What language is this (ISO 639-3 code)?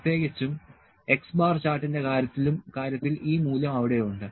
mal